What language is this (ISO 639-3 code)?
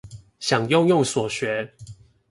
zho